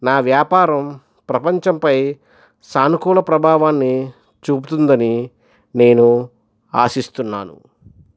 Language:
Telugu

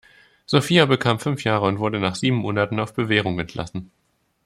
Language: German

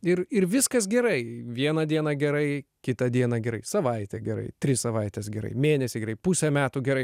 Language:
Lithuanian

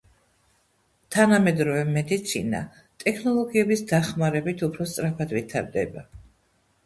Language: Georgian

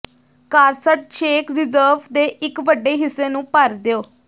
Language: Punjabi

